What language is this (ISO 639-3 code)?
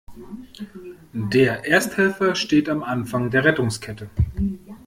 deu